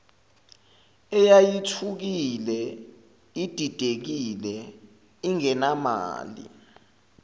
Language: Zulu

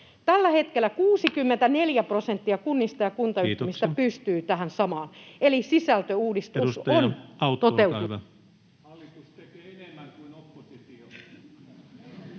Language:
Finnish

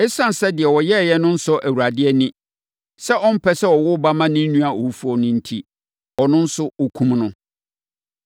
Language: Akan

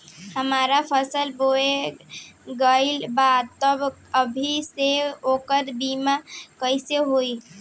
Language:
Bhojpuri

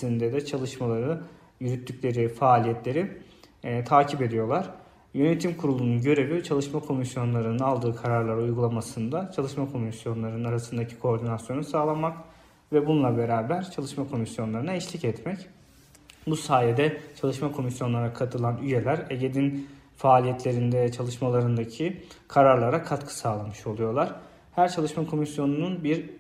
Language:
Turkish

